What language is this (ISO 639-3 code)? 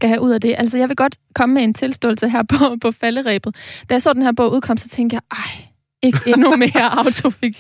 dan